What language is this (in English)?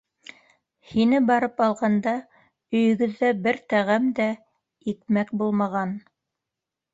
Bashkir